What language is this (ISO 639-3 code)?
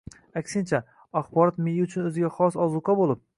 uzb